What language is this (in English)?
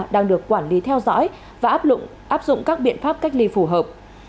Vietnamese